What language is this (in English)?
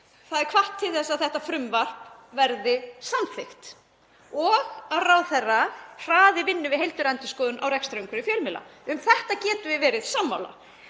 Icelandic